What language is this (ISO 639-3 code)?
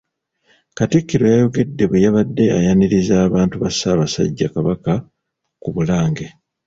lug